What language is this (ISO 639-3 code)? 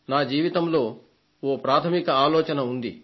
tel